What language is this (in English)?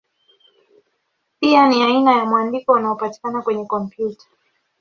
Swahili